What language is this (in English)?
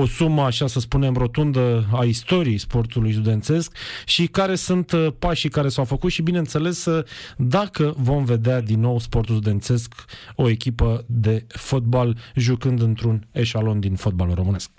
Romanian